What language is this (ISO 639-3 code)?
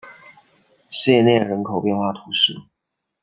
zho